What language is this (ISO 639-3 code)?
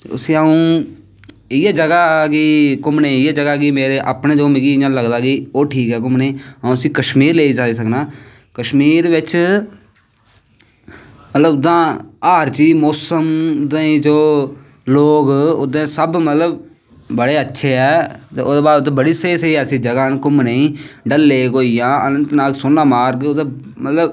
doi